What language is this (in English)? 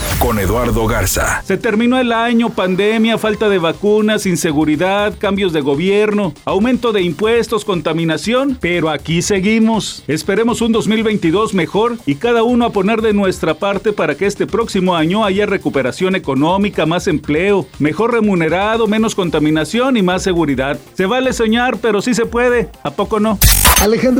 Spanish